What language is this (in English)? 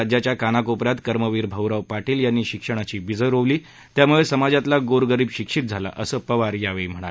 Marathi